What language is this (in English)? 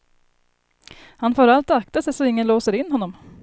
Swedish